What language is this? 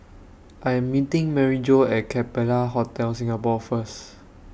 English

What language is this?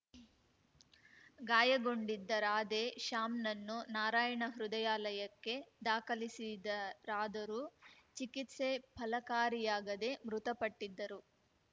Kannada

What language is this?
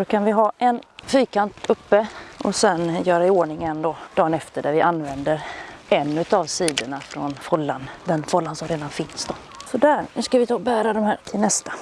Swedish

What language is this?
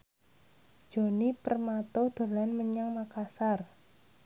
Javanese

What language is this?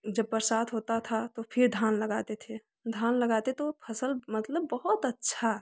Hindi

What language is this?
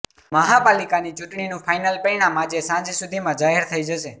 Gujarati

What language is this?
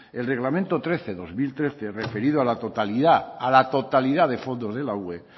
Spanish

